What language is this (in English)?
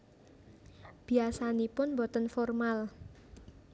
Javanese